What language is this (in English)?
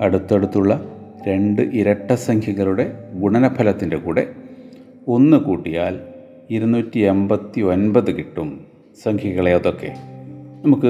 Malayalam